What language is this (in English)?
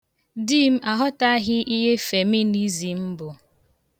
Igbo